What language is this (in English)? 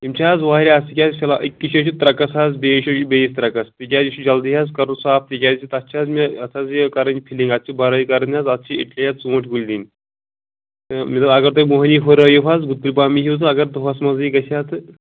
Kashmiri